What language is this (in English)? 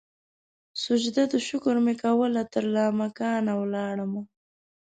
Pashto